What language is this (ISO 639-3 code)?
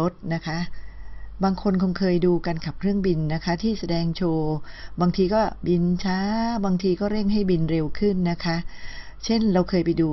tha